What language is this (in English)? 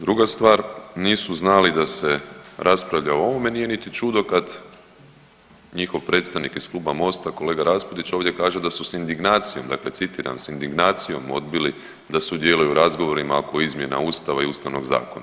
Croatian